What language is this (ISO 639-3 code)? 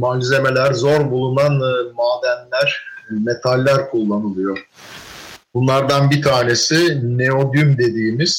tur